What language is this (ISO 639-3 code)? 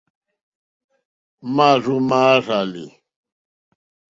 bri